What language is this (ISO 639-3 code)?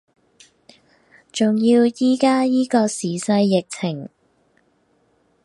yue